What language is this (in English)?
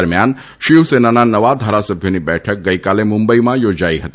Gujarati